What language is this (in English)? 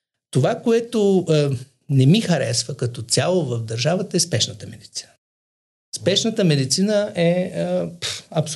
Bulgarian